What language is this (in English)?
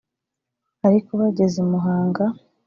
Kinyarwanda